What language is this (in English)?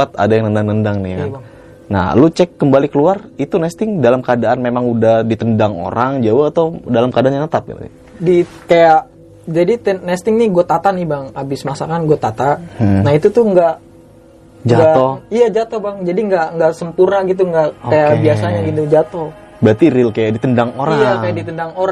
Indonesian